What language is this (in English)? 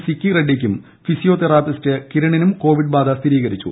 Malayalam